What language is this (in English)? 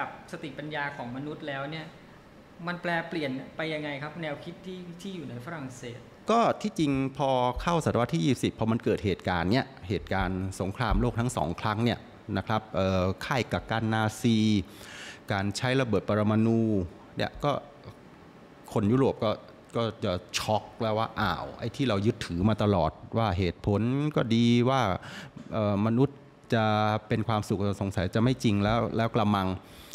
Thai